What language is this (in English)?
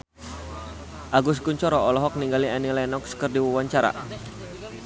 Sundanese